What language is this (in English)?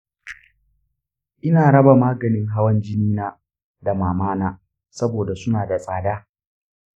Hausa